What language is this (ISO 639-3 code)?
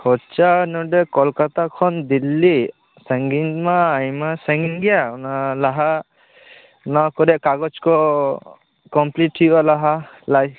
sat